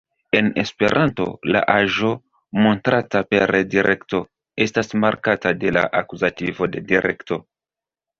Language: Esperanto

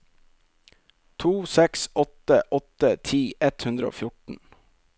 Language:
Norwegian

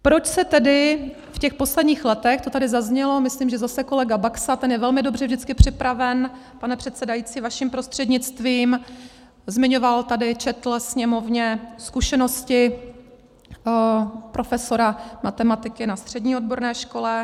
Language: Czech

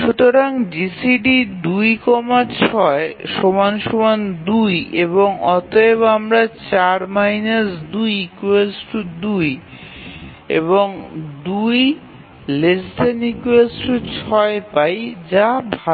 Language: Bangla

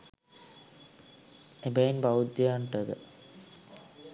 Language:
Sinhala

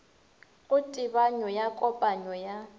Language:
Northern Sotho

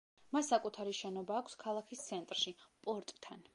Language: Georgian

